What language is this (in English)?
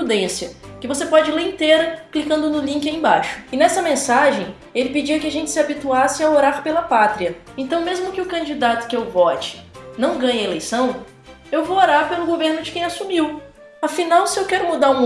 Portuguese